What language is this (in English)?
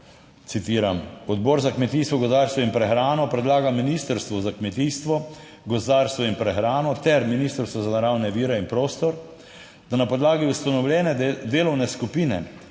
Slovenian